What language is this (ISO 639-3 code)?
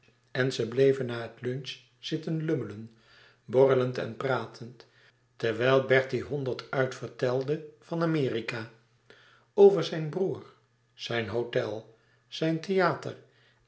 nld